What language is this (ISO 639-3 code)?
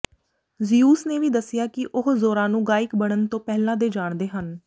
pan